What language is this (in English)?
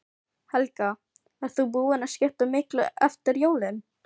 Icelandic